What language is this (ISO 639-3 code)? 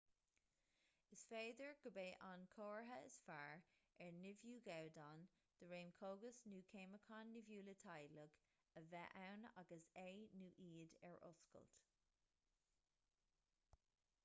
gle